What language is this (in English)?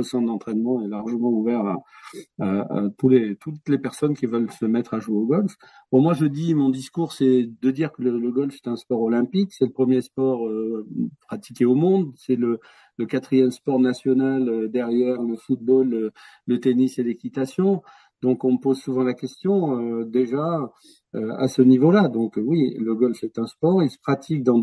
French